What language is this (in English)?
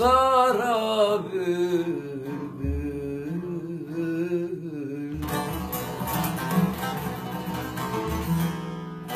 Turkish